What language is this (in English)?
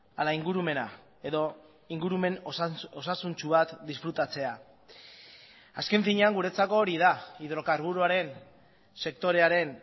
Basque